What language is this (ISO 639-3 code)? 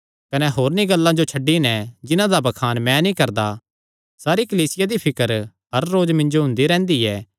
xnr